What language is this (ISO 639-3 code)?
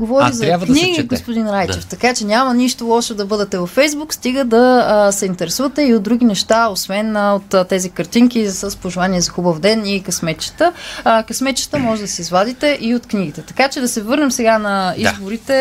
bul